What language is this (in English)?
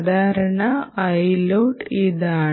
Malayalam